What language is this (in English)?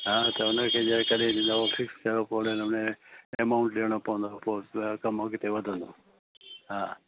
Sindhi